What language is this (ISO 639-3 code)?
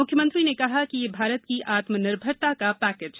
hin